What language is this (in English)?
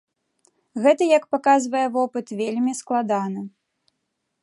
Belarusian